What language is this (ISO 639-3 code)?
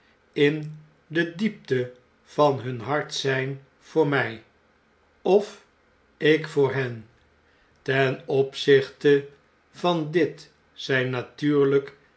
nld